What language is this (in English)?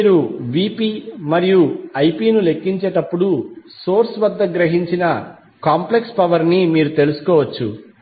Telugu